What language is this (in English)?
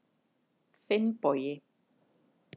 Icelandic